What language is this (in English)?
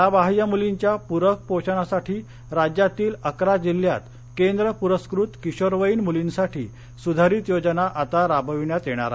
Marathi